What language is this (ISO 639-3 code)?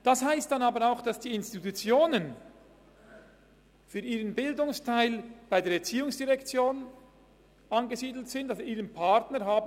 gsw